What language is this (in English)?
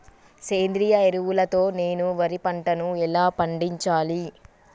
Telugu